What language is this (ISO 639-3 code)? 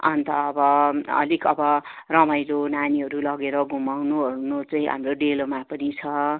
nep